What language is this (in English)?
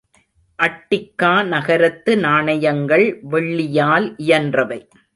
Tamil